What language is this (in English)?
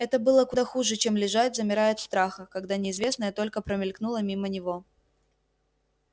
Russian